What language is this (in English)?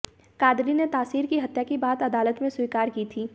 Hindi